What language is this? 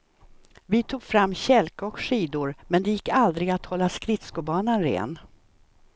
Swedish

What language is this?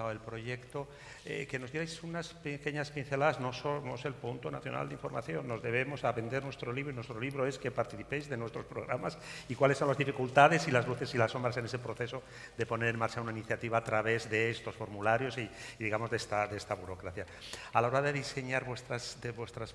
Spanish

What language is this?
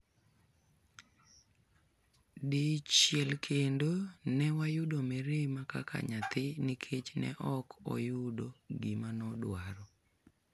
Luo (Kenya and Tanzania)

